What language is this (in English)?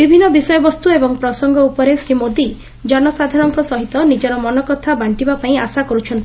Odia